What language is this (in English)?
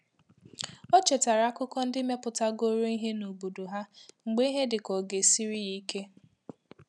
Igbo